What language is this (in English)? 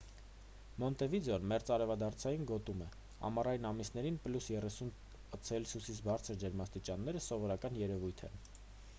Armenian